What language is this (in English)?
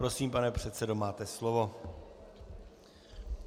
Czech